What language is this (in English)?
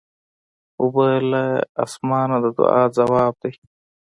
Pashto